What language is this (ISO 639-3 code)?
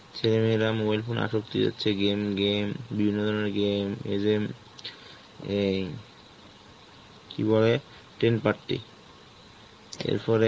ben